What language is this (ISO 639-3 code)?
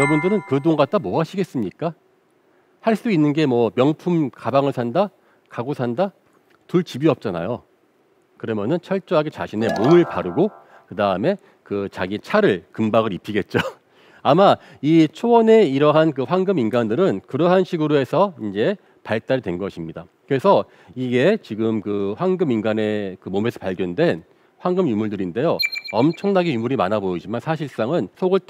kor